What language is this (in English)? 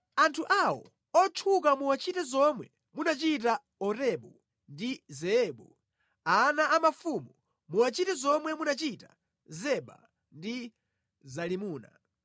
Nyanja